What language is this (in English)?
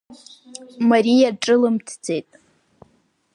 Abkhazian